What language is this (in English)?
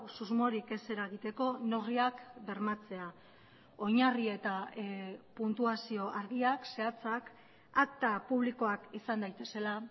Basque